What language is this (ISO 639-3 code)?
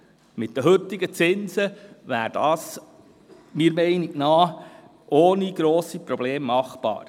gsw